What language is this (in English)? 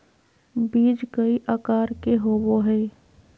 Magahi